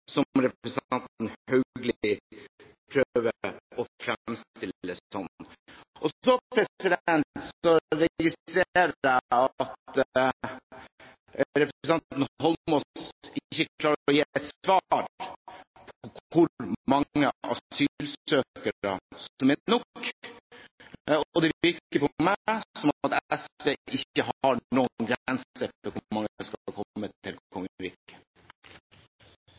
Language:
Norwegian Bokmål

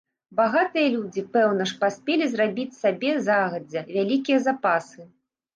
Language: Belarusian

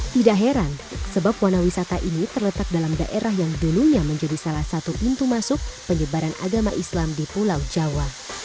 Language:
Indonesian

